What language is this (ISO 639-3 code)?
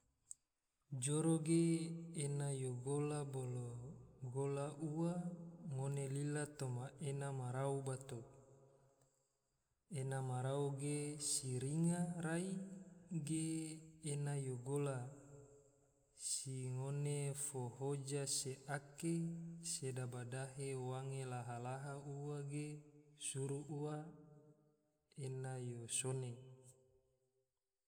tvo